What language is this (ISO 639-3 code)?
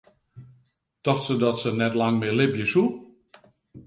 fry